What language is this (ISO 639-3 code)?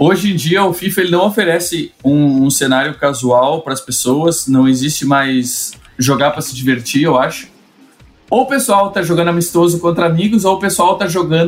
por